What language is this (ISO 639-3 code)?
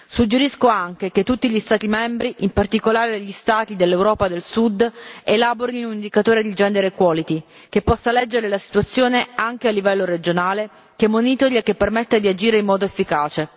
ita